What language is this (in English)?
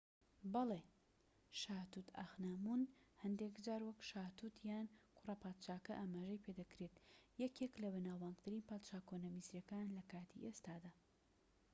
Central Kurdish